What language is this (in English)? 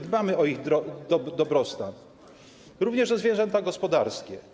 Polish